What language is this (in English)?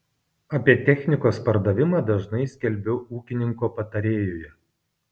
Lithuanian